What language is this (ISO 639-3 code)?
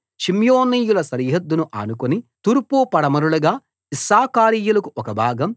tel